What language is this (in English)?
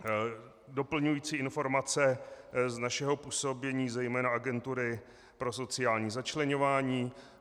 Czech